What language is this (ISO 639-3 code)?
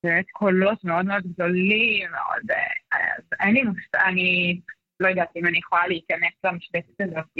heb